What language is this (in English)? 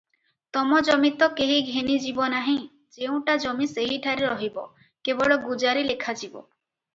Odia